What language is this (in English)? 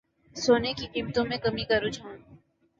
Urdu